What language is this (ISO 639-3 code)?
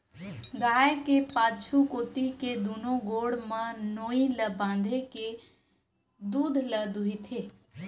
hne